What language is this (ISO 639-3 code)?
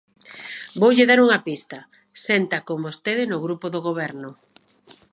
glg